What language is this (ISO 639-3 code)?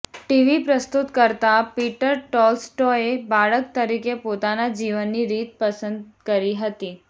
guj